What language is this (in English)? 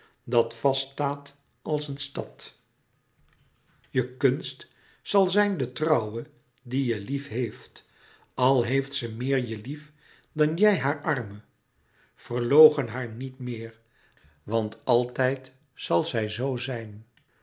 Dutch